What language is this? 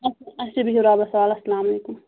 Kashmiri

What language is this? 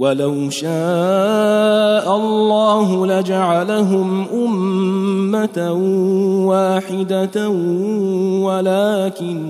Arabic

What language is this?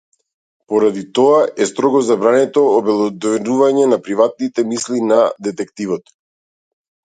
Macedonian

